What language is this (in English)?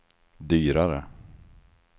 Swedish